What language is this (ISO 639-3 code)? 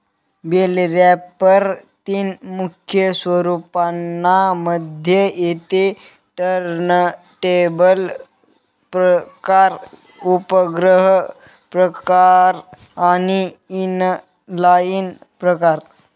mar